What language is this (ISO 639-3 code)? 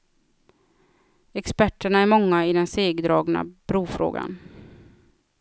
swe